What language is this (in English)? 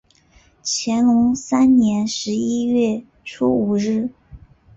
Chinese